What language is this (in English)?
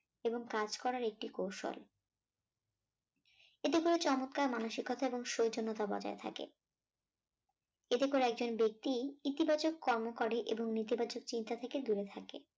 Bangla